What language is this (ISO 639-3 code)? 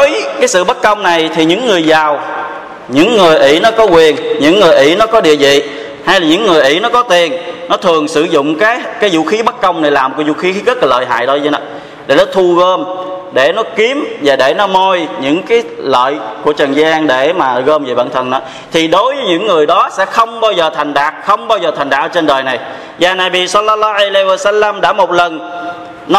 vie